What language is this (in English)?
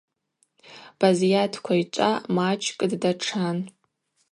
Abaza